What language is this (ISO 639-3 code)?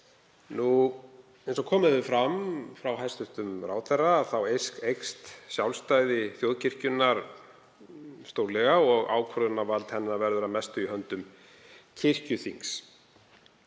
isl